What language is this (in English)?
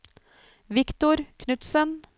Norwegian